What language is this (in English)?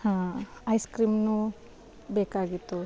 Kannada